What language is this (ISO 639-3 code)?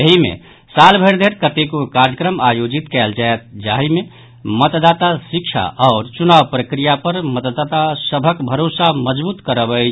mai